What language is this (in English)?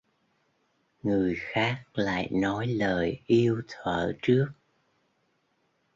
Vietnamese